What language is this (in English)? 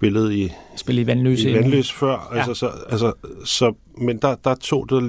Danish